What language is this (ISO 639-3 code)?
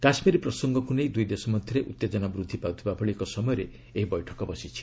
ori